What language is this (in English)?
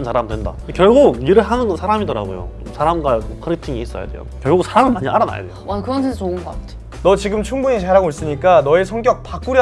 Korean